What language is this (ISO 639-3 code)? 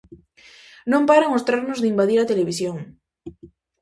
glg